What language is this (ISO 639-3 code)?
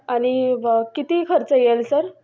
mar